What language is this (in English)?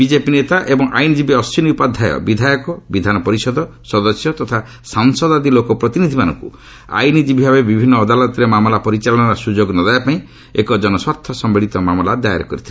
Odia